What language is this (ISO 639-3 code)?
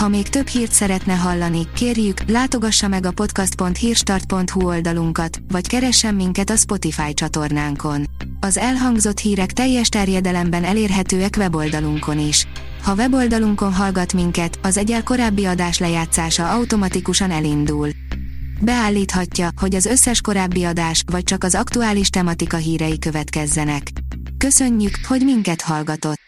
hun